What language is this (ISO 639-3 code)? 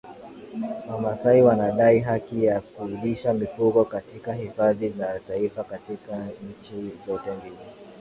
swa